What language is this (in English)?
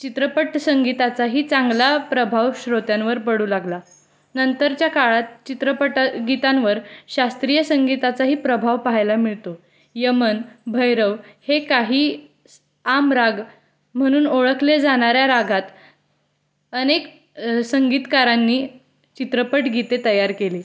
Marathi